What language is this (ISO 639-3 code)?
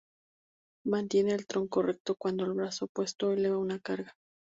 spa